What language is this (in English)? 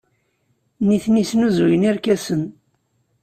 Kabyle